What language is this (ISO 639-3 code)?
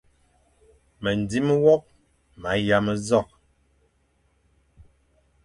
fan